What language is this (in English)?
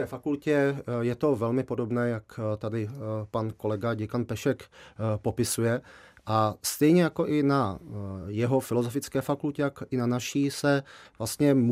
Czech